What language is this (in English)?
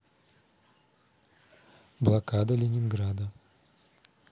Russian